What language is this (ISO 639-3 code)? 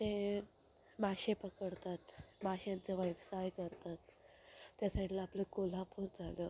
mar